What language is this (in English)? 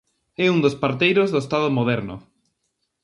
Galician